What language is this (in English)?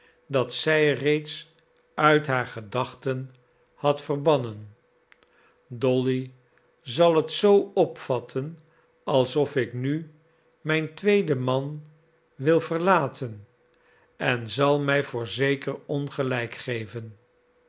Dutch